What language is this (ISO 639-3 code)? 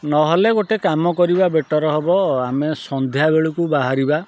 ori